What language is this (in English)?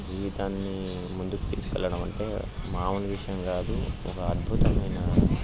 Telugu